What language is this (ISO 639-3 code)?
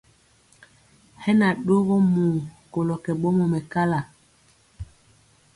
mcx